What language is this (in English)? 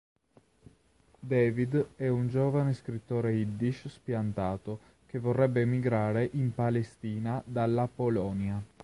Italian